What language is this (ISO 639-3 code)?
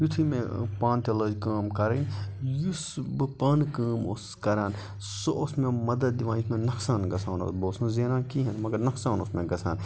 kas